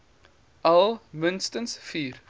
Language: Afrikaans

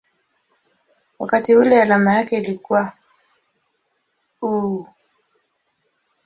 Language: Swahili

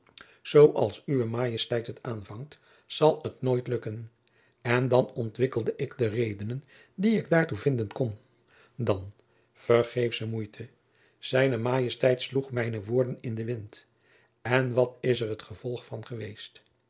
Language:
Dutch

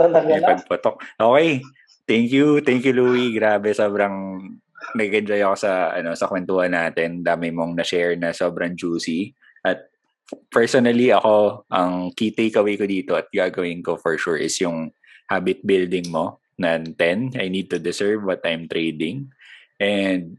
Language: Filipino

